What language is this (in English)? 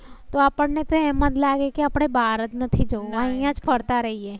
Gujarati